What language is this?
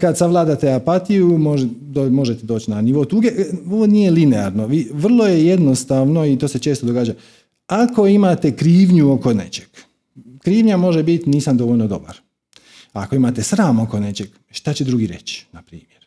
Croatian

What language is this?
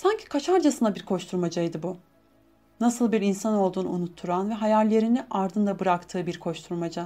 Turkish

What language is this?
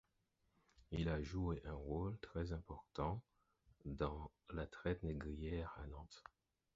French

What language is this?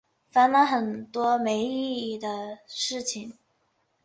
Chinese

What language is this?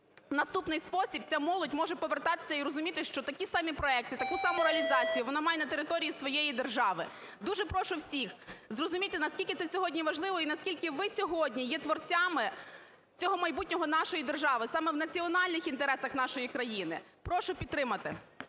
Ukrainian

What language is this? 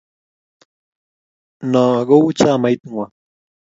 Kalenjin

